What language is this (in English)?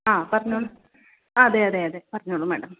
Malayalam